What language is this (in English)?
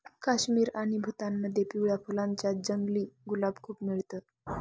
Marathi